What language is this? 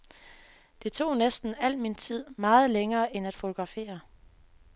Danish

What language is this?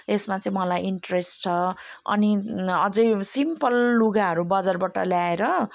Nepali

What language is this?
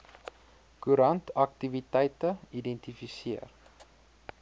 Afrikaans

